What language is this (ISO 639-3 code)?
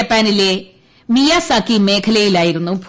mal